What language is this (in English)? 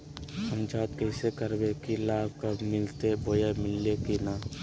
Magahi